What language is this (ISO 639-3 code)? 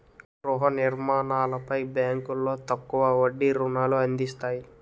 tel